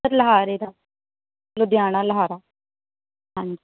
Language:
Punjabi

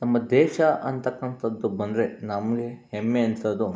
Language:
Kannada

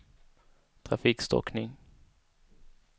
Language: Swedish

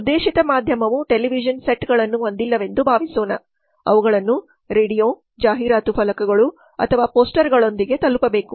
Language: Kannada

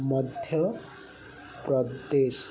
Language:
Odia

